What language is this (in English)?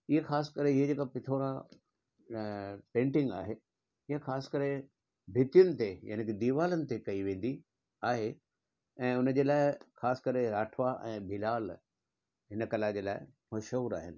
Sindhi